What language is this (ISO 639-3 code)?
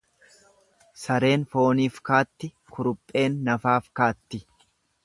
orm